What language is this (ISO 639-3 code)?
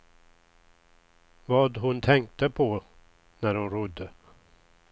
swe